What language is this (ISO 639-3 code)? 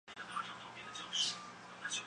zho